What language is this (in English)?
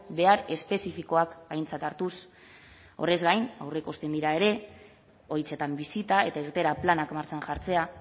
Basque